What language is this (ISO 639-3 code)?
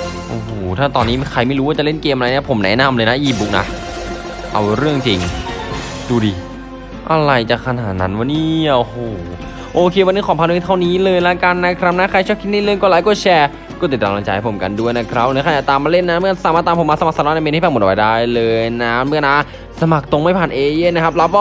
tha